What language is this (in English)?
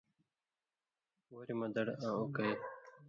Indus Kohistani